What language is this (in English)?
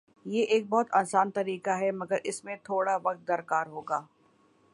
Urdu